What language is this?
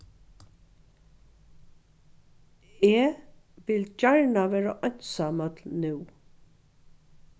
Faroese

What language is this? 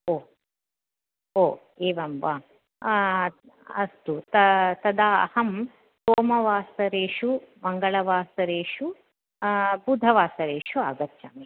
Sanskrit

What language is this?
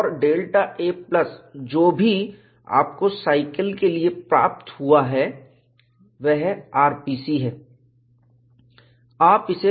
Hindi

